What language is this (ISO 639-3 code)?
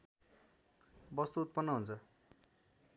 nep